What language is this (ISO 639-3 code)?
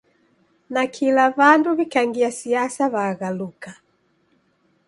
dav